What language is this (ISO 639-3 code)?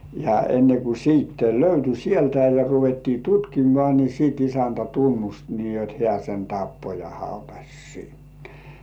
fin